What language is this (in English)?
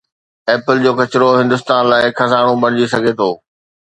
Sindhi